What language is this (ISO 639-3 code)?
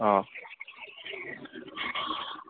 asm